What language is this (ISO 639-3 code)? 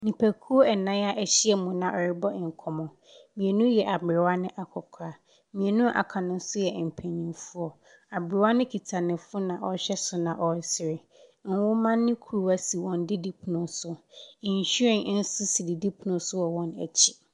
aka